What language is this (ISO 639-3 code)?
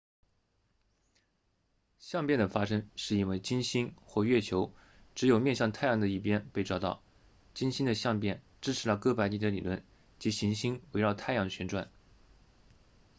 zho